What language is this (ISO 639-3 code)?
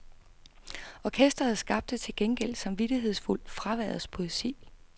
dan